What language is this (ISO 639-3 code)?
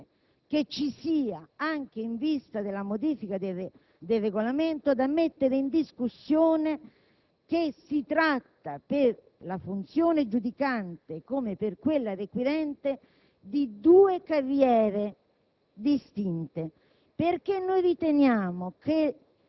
ita